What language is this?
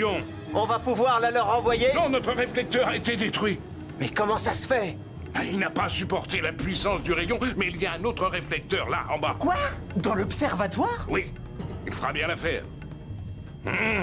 French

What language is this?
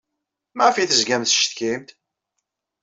Kabyle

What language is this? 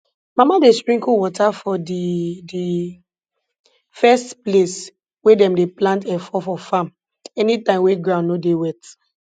Nigerian Pidgin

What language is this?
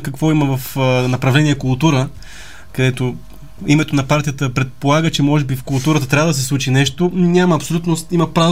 Bulgarian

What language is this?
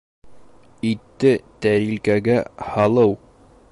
Bashkir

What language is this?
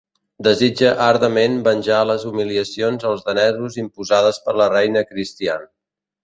Catalan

